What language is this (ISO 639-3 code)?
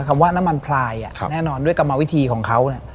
tha